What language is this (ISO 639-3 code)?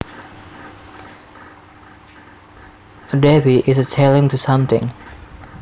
jav